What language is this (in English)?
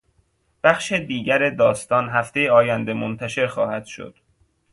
Persian